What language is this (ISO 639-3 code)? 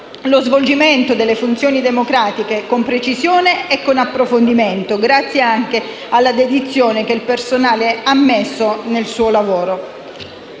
ita